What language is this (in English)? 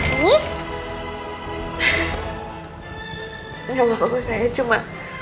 Indonesian